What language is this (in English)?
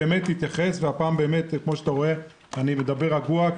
Hebrew